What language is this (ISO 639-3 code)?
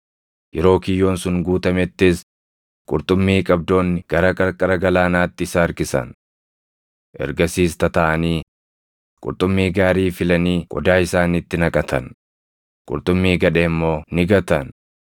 orm